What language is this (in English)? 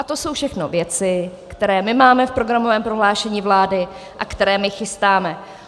Czech